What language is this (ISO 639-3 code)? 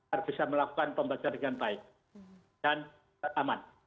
ind